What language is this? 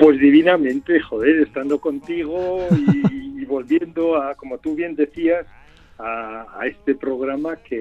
Spanish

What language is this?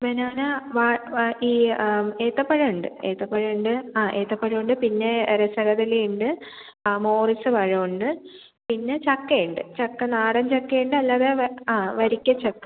Malayalam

